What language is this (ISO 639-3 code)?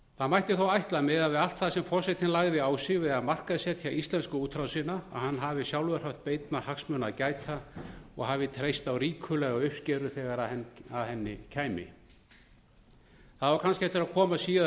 isl